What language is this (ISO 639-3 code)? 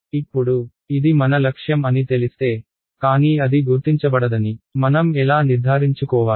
tel